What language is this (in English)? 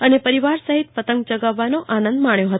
Gujarati